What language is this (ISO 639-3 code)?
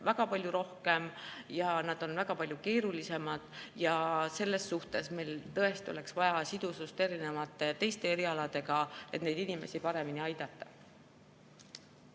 est